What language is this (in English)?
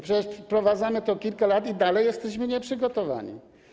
Polish